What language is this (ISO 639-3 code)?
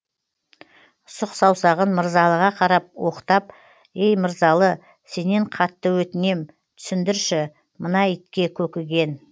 kaz